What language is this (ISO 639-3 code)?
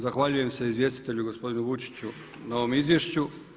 hrv